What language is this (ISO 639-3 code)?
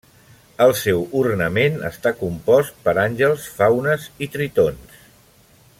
cat